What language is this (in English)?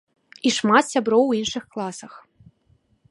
Belarusian